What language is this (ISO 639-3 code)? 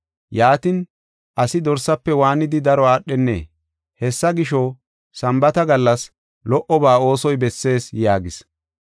gof